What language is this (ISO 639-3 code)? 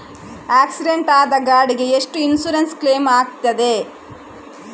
kan